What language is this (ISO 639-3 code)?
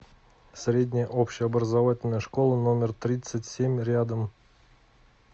rus